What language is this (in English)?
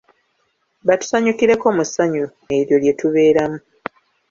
Ganda